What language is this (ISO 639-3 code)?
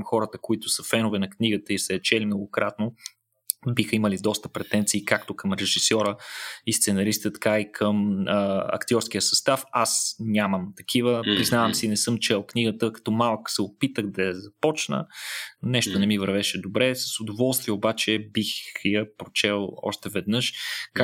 bul